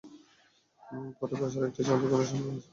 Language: Bangla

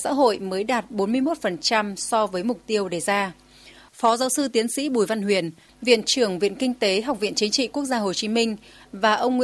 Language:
Vietnamese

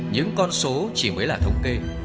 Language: Vietnamese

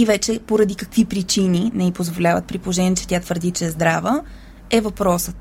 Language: Bulgarian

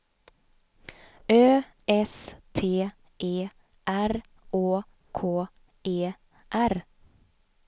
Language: Swedish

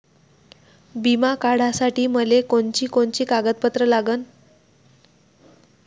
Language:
Marathi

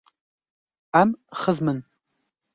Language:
Kurdish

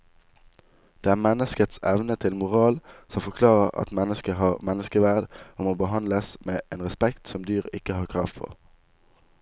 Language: Norwegian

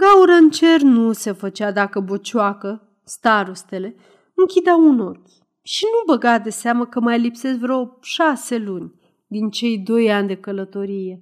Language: Romanian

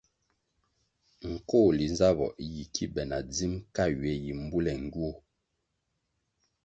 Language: Kwasio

